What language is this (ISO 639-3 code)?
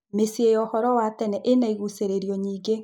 kik